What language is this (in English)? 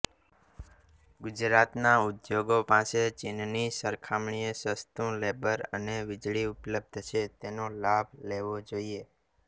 Gujarati